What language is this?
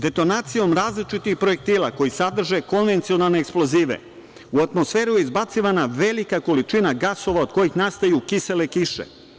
Serbian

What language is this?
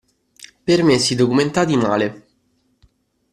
Italian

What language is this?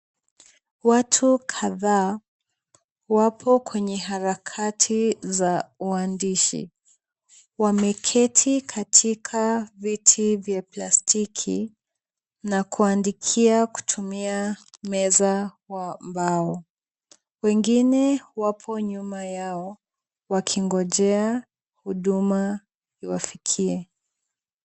Swahili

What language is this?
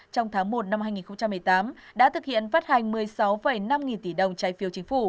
Vietnamese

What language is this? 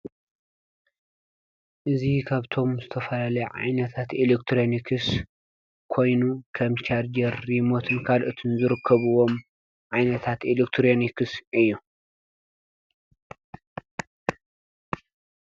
Tigrinya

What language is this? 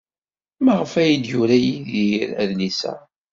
Kabyle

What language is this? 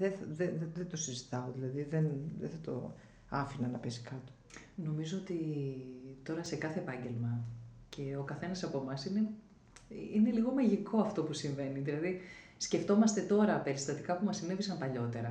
Greek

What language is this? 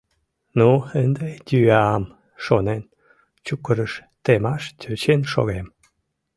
Mari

